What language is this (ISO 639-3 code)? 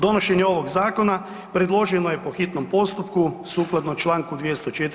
hrv